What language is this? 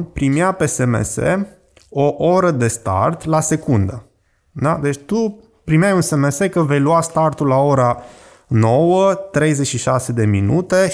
Romanian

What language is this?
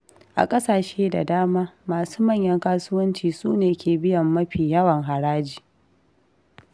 Hausa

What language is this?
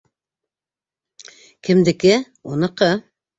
Bashkir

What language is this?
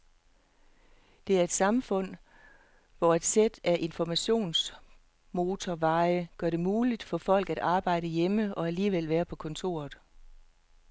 Danish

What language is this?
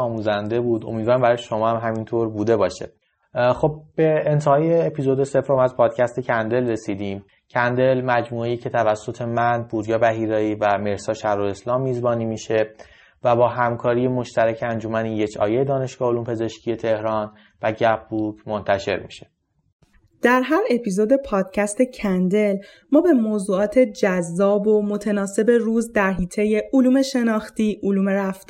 Persian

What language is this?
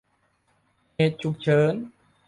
Thai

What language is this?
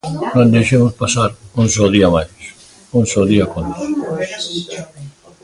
Galician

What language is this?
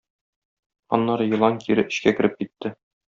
Tatar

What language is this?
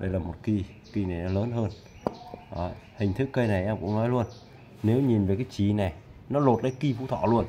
Vietnamese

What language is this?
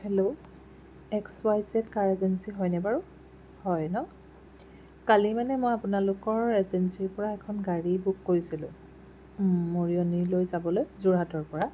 Assamese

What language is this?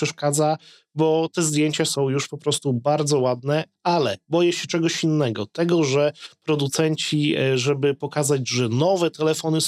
Polish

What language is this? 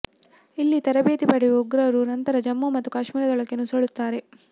Kannada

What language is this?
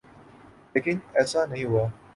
Urdu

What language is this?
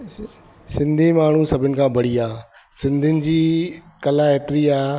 Sindhi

